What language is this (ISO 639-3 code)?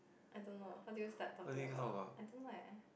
eng